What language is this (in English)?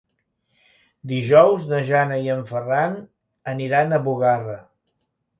Catalan